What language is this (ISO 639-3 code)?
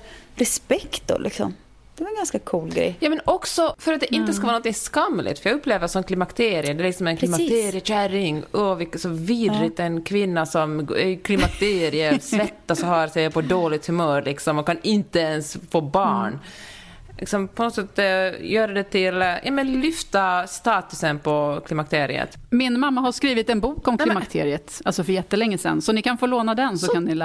swe